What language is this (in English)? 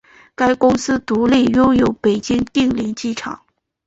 Chinese